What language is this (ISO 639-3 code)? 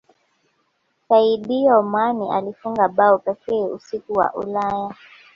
swa